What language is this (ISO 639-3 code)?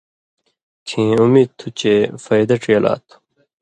mvy